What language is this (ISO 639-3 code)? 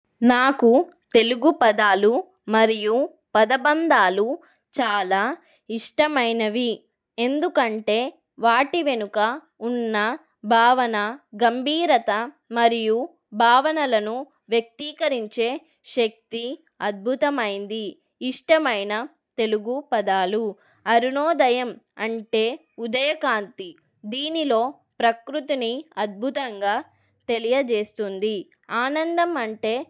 tel